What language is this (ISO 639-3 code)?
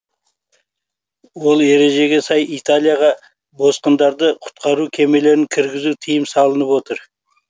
kaz